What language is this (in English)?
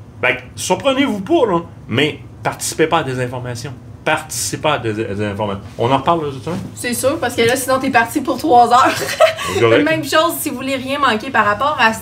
French